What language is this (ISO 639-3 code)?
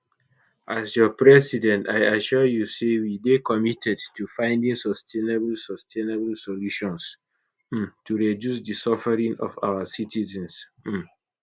pcm